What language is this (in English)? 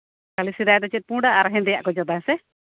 Santali